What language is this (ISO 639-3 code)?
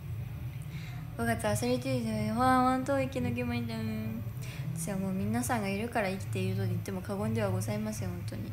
jpn